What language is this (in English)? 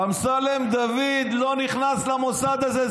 Hebrew